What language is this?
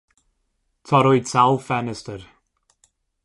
Welsh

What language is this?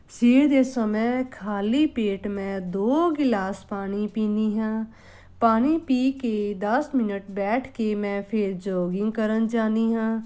Punjabi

